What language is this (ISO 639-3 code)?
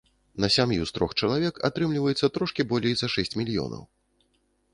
bel